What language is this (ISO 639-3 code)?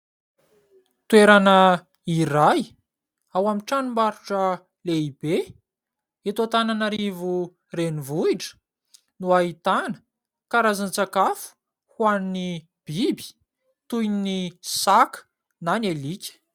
mlg